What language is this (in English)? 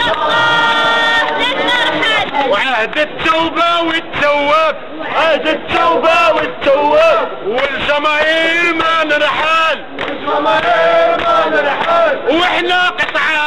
Arabic